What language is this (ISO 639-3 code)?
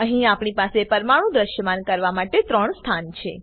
guj